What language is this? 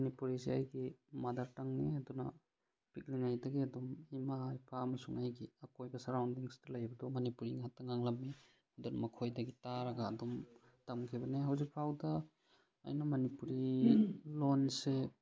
Manipuri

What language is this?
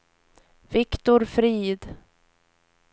Swedish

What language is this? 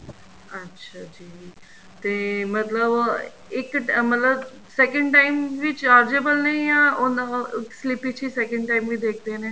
Punjabi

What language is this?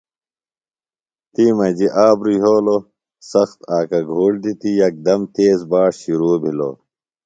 Phalura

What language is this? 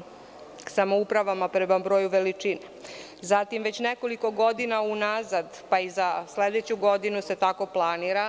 Serbian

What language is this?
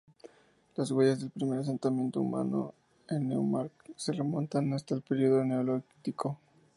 Spanish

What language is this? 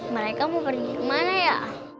Indonesian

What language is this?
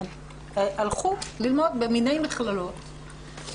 Hebrew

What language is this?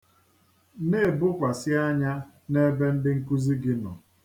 Igbo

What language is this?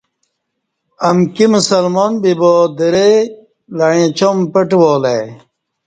Kati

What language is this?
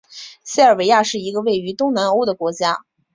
Chinese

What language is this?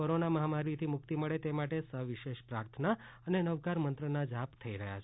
Gujarati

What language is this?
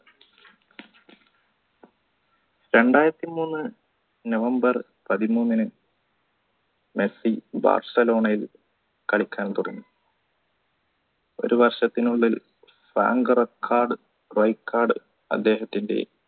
Malayalam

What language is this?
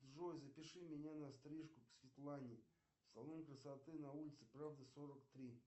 Russian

